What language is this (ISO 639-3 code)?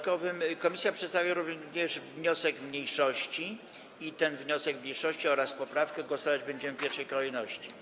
pol